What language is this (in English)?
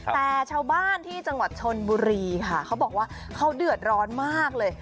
Thai